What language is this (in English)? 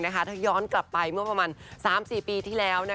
Thai